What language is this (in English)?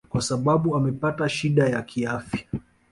Swahili